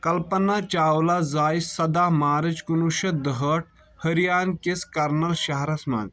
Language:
Kashmiri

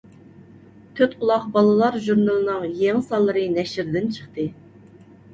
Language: Uyghur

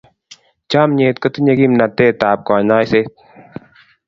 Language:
Kalenjin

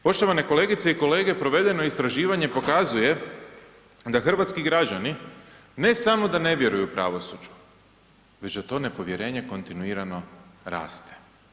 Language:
Croatian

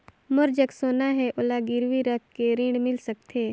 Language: Chhattisgarhi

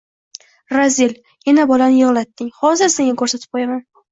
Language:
Uzbek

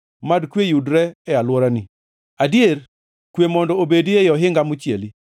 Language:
Luo (Kenya and Tanzania)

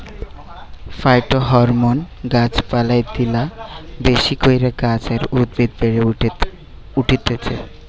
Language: Bangla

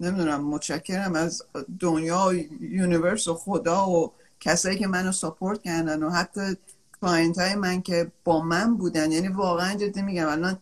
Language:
Persian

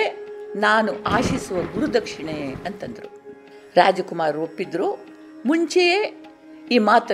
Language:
Kannada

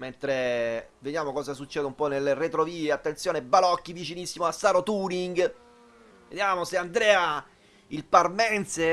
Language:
Italian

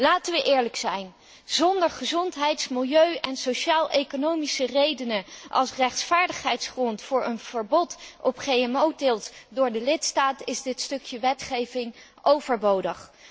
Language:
Dutch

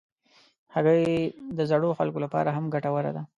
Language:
Pashto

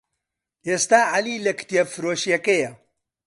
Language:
Central Kurdish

